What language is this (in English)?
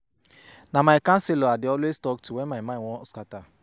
Nigerian Pidgin